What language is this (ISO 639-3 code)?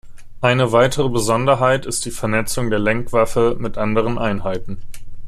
deu